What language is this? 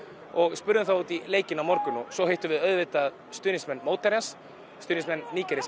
Icelandic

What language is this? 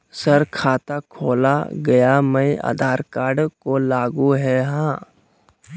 Magahi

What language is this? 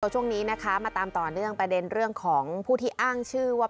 Thai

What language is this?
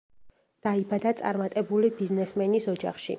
Georgian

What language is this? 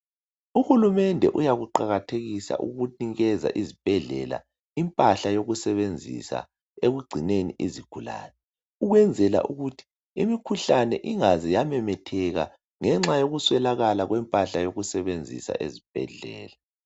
North Ndebele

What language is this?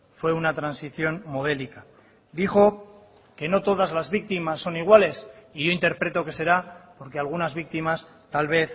Spanish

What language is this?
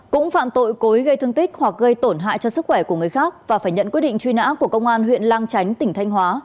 Vietnamese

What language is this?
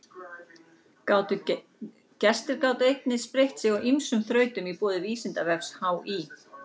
Icelandic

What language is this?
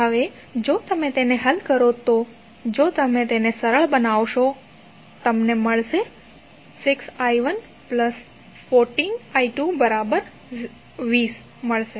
Gujarati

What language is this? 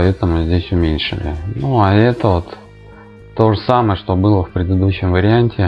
Russian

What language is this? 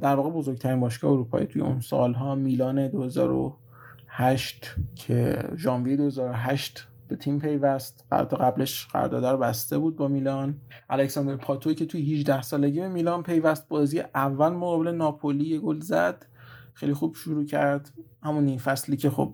Persian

